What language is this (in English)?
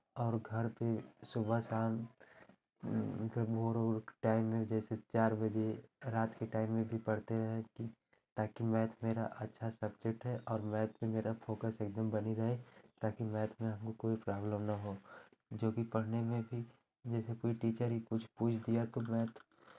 Hindi